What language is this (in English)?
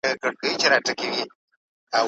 Pashto